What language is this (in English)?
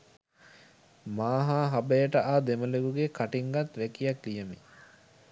Sinhala